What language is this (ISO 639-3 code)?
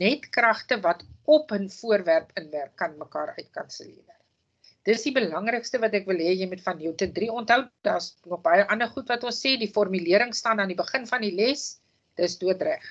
nld